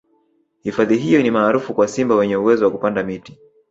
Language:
Swahili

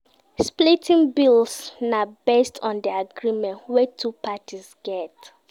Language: Nigerian Pidgin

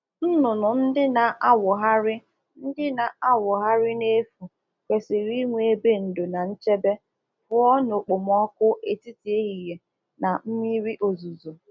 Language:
Igbo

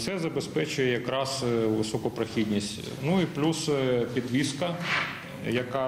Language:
Ukrainian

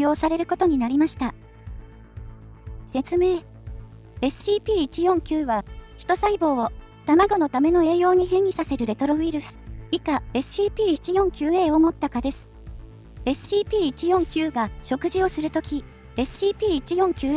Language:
Japanese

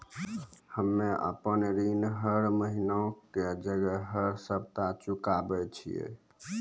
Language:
Maithili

